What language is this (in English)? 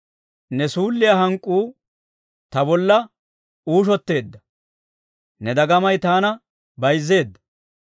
Dawro